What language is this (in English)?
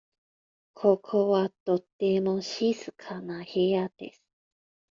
Japanese